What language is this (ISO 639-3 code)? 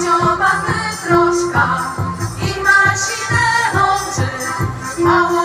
pol